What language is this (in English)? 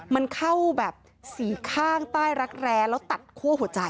Thai